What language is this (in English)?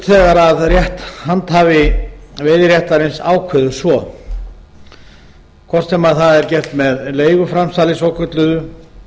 Icelandic